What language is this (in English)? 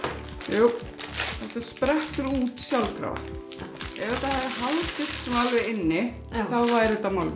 Icelandic